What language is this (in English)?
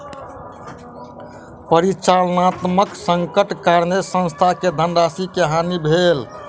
Maithili